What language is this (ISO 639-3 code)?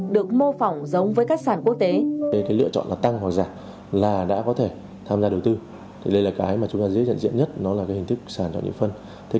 vie